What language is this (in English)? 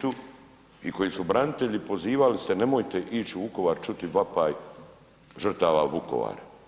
Croatian